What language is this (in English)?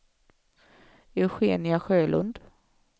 Swedish